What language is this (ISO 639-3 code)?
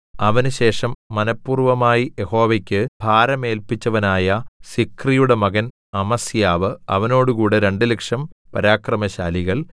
mal